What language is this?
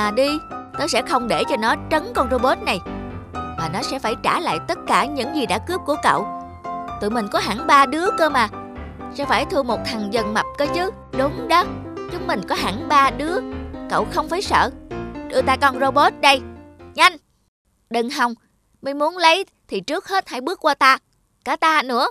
Vietnamese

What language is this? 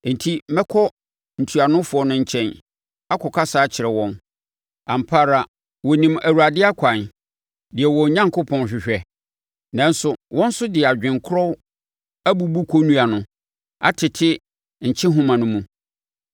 Akan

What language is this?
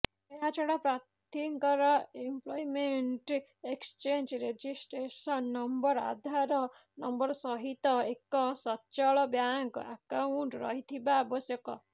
Odia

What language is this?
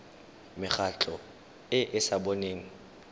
Tswana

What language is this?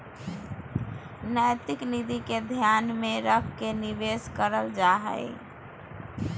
Magahi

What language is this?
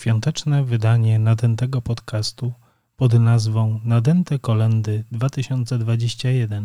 Polish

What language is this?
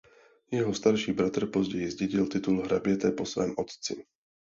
Czech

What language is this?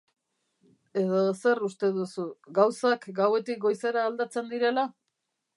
Basque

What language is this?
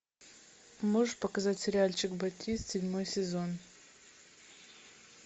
Russian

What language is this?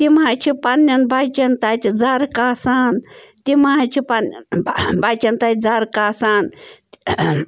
Kashmiri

